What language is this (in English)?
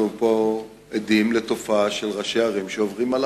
Hebrew